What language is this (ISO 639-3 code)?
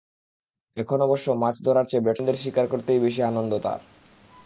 ben